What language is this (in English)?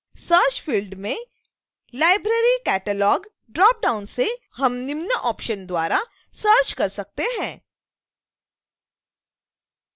Hindi